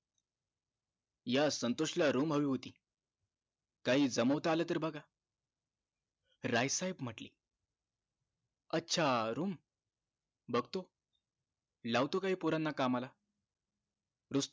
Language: Marathi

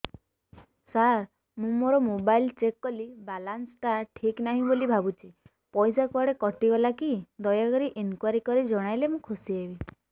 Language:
Odia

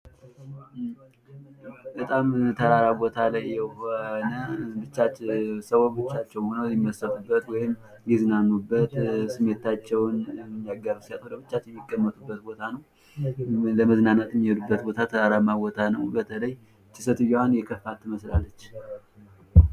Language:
Amharic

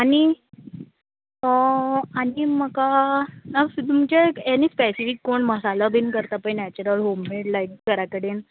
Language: Konkani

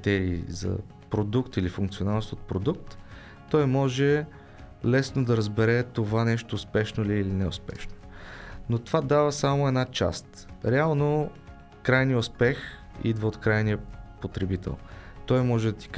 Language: Bulgarian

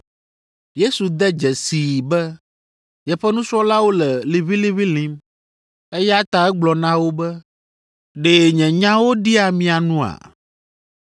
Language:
Ewe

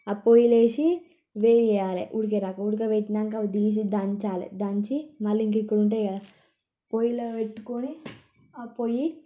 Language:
Telugu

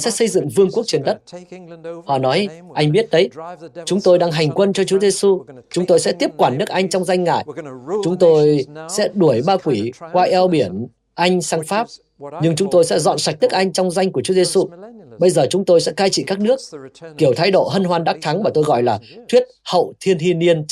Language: Vietnamese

